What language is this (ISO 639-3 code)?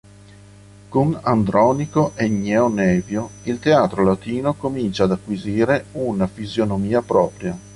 ita